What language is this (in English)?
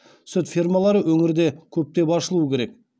Kazakh